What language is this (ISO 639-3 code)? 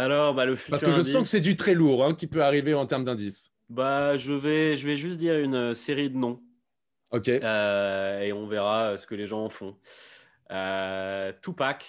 fra